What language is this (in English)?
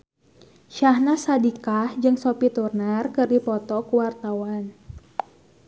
Sundanese